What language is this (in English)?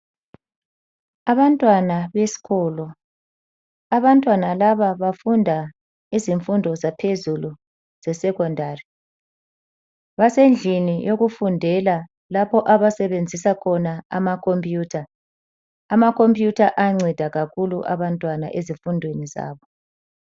North Ndebele